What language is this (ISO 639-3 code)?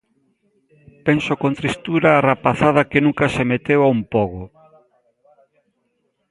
glg